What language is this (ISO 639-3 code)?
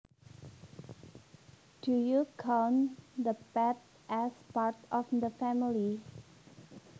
jav